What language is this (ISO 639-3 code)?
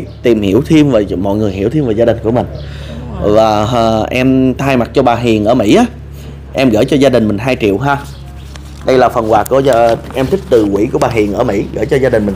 vie